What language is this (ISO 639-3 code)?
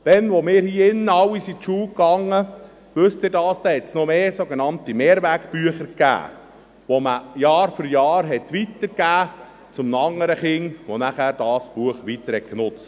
gsw